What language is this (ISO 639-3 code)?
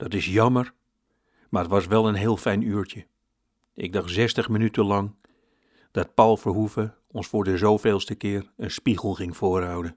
nld